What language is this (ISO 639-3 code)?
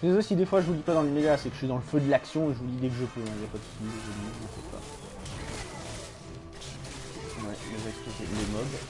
fra